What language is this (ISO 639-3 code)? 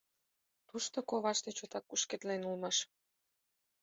chm